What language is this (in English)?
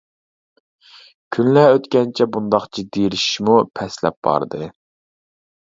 Uyghur